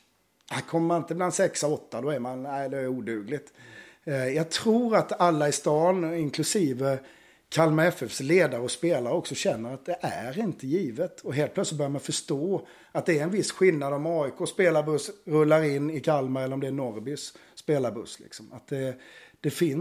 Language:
Swedish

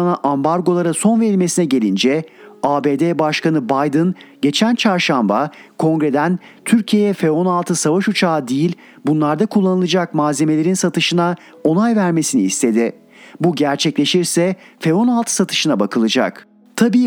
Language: Turkish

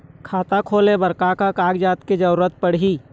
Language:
Chhattisgarhi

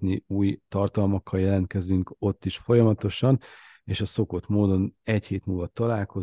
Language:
Hungarian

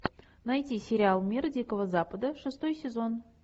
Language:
Russian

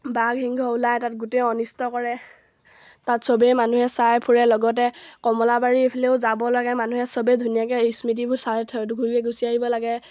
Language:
Assamese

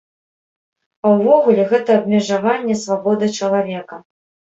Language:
Belarusian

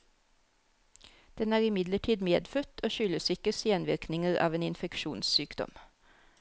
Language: Norwegian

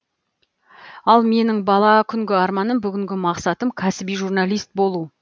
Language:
Kazakh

